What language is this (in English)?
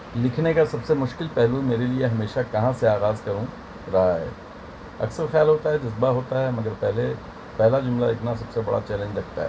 Urdu